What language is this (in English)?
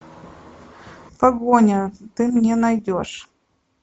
Russian